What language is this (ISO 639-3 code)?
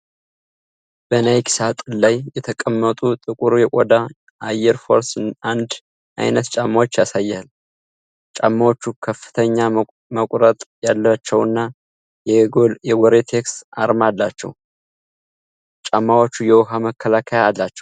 amh